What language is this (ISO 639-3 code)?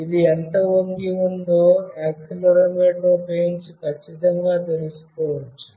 tel